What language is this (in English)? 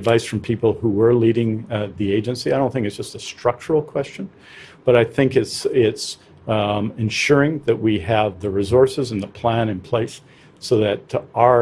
English